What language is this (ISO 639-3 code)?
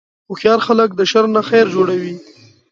pus